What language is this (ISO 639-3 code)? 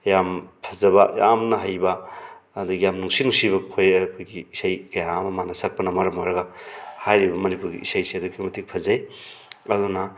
mni